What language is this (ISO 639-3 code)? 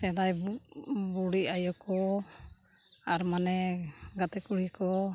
sat